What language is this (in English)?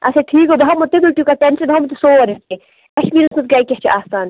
Kashmiri